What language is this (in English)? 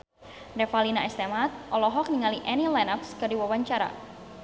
Sundanese